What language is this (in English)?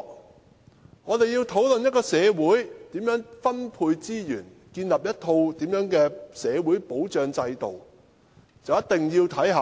Cantonese